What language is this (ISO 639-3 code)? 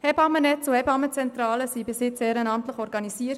gsw